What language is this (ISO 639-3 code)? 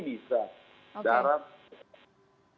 ind